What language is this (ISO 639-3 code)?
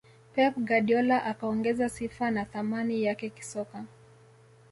swa